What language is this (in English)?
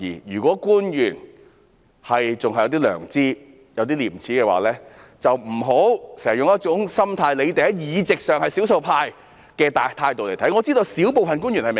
Cantonese